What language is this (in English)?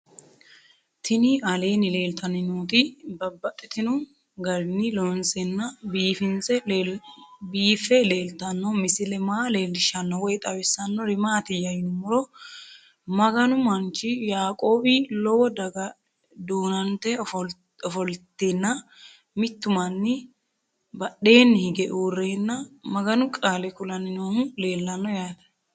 Sidamo